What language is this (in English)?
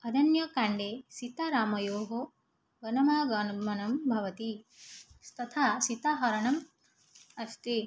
Sanskrit